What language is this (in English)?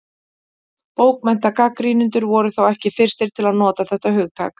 Icelandic